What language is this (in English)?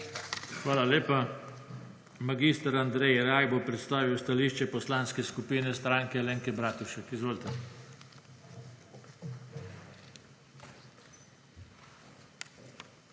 Slovenian